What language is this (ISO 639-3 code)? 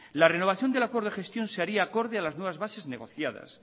spa